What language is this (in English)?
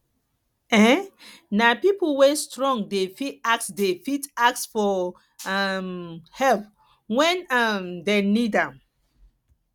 Nigerian Pidgin